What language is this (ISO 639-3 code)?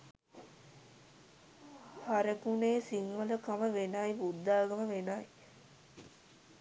sin